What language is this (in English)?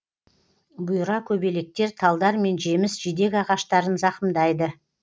Kazakh